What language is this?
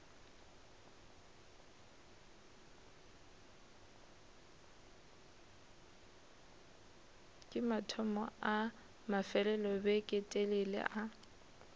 Northern Sotho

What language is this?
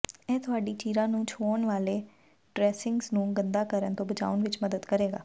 Punjabi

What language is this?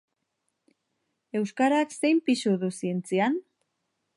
Basque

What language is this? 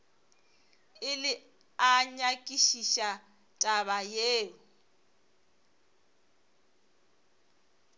Northern Sotho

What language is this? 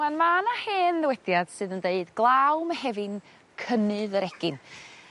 Welsh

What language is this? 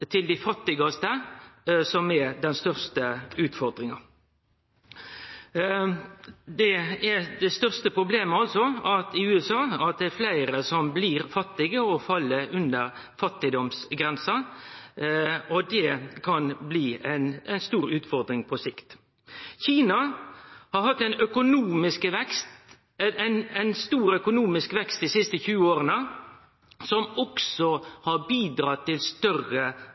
Norwegian Nynorsk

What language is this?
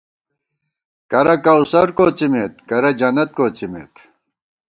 Gawar-Bati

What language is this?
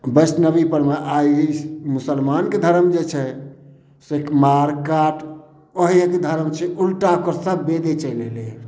Maithili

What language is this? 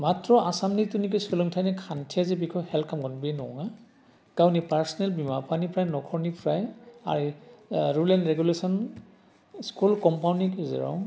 Bodo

